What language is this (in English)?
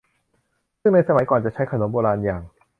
Thai